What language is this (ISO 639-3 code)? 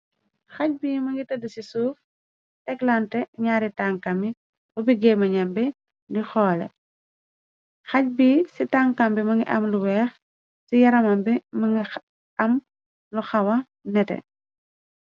wol